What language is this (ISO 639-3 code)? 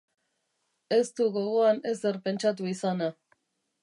eus